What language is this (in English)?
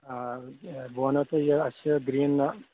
Kashmiri